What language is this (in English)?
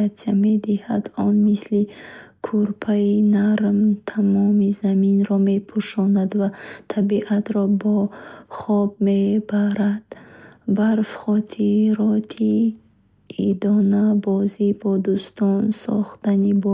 Bukharic